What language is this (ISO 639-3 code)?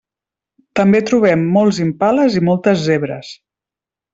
cat